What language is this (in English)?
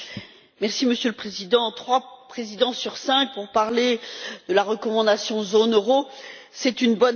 French